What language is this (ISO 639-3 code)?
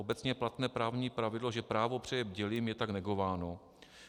ces